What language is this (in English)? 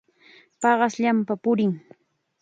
Chiquián Ancash Quechua